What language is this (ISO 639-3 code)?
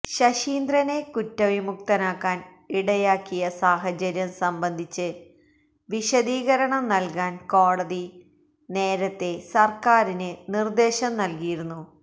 mal